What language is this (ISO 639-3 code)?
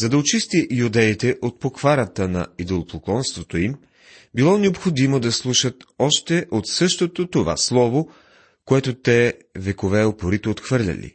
bul